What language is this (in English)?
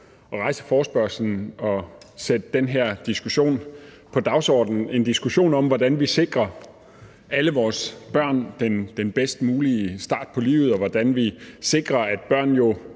Danish